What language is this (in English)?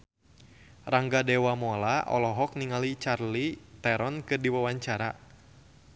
Sundanese